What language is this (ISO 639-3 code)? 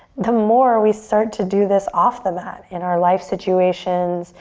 eng